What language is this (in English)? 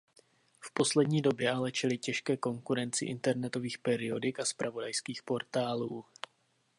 Czech